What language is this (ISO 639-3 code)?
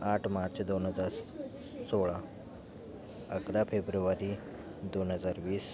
mar